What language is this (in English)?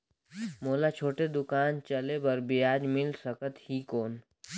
Chhattisgarhi